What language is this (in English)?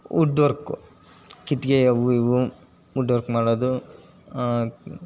Kannada